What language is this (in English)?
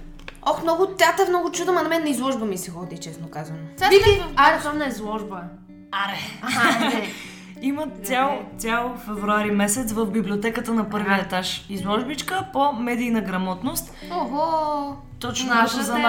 Bulgarian